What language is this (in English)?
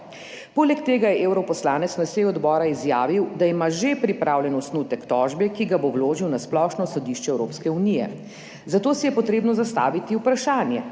Slovenian